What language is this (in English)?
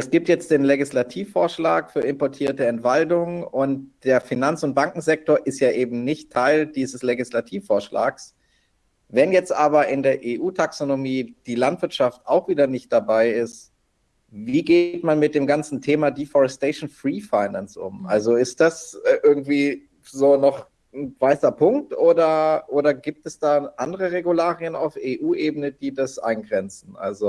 German